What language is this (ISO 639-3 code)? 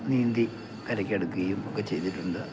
mal